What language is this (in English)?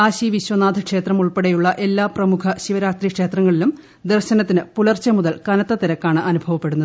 Malayalam